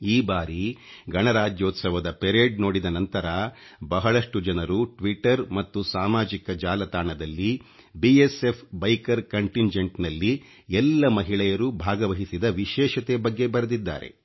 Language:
Kannada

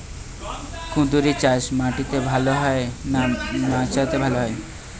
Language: Bangla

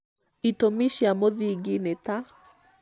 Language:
Kikuyu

